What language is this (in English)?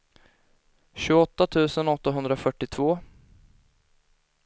Swedish